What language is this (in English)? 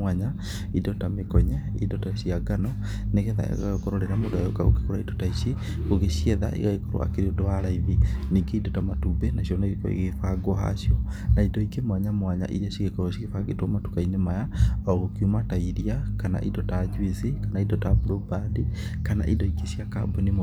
Kikuyu